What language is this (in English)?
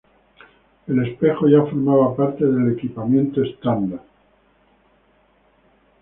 Spanish